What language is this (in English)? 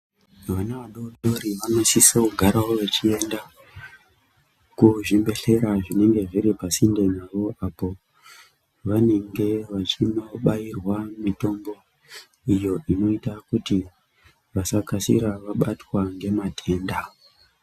Ndau